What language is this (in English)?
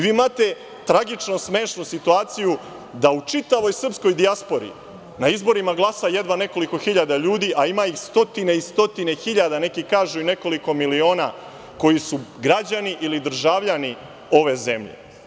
Serbian